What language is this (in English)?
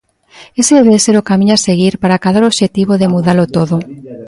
Galician